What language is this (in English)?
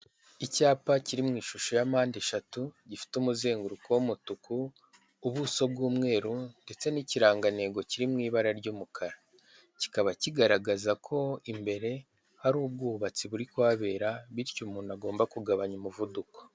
Kinyarwanda